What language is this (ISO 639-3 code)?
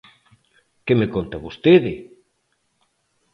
glg